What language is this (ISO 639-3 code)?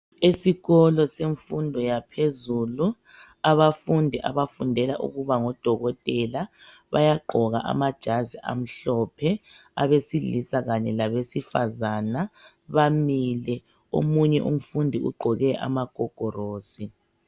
nde